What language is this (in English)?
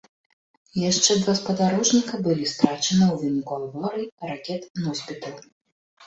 Belarusian